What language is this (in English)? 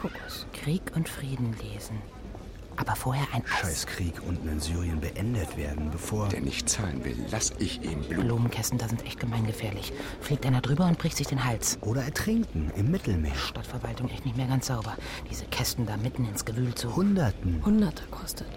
German